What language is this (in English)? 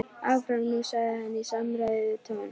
Icelandic